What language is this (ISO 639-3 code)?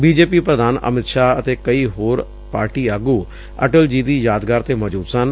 pan